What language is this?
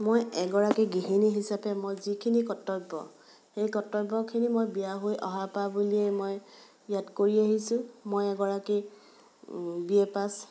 Assamese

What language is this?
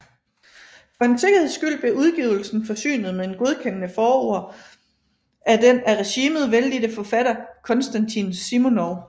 Danish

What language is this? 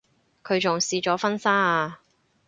Cantonese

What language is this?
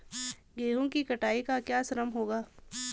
Hindi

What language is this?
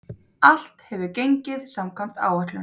Icelandic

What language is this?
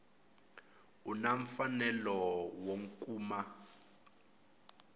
Tsonga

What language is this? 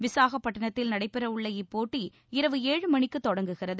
Tamil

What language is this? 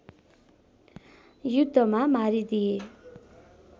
Nepali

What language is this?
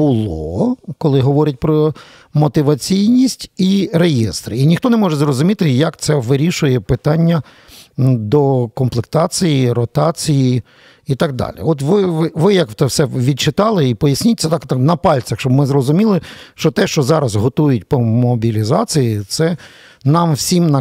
Ukrainian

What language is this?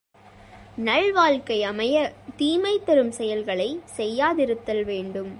Tamil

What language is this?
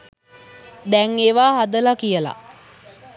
Sinhala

